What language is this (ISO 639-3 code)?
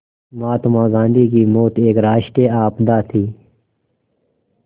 hin